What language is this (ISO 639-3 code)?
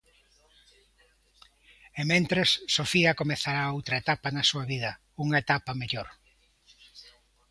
glg